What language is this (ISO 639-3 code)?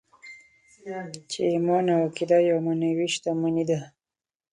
pus